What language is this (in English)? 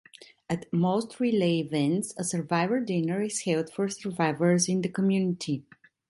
English